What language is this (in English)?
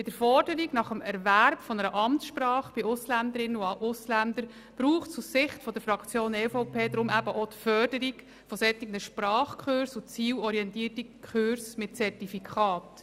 Swiss German